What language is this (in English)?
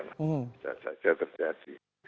Indonesian